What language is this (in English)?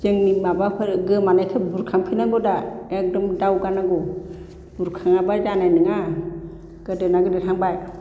Bodo